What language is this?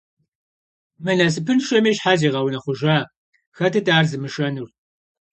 Kabardian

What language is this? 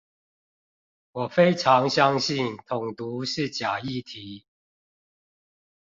Chinese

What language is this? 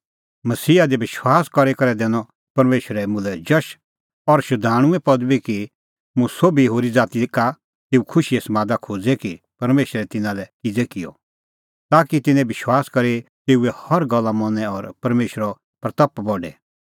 Kullu Pahari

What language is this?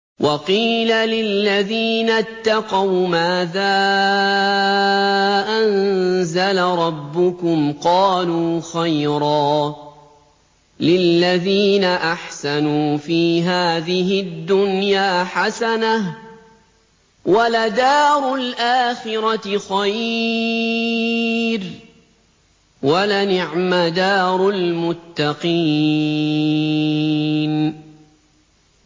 Arabic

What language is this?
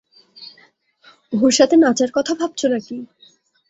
Bangla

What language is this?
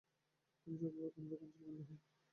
Bangla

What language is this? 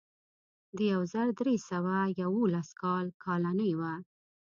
Pashto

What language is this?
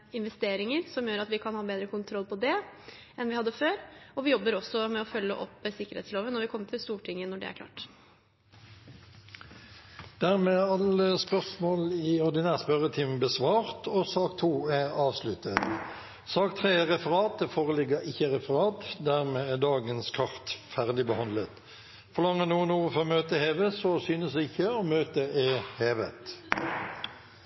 Norwegian Bokmål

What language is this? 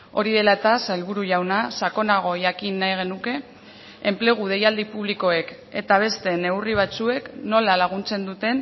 Basque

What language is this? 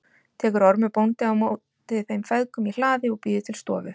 Icelandic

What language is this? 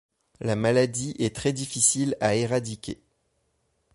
French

